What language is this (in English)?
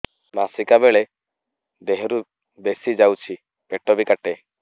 Odia